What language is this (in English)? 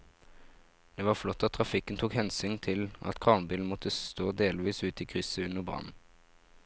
Norwegian